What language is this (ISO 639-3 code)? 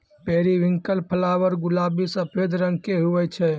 mai